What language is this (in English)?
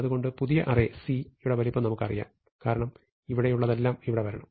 Malayalam